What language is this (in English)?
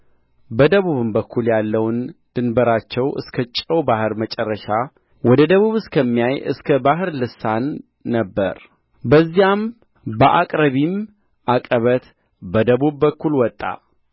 Amharic